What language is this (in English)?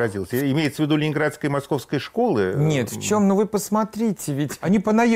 Russian